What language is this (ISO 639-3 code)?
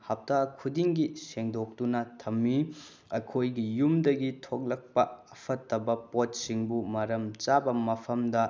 mni